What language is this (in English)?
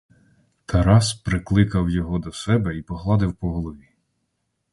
Ukrainian